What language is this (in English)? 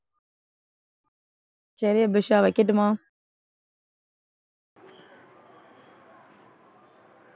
Tamil